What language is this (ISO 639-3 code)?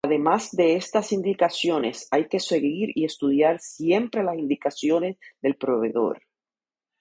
spa